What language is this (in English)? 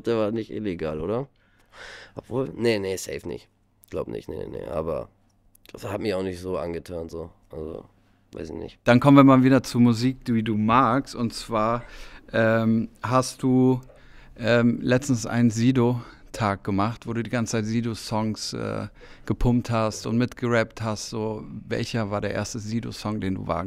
German